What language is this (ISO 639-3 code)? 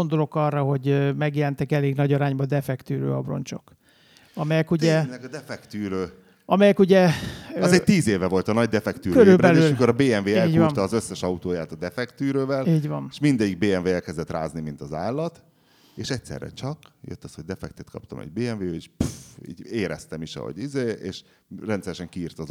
hun